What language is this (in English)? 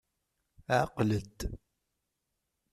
Kabyle